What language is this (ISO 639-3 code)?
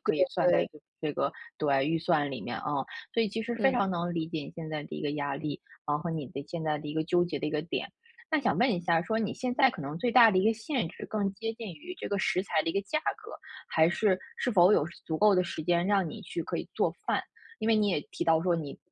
zho